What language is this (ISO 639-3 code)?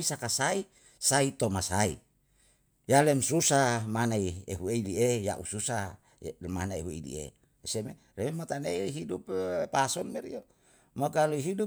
jal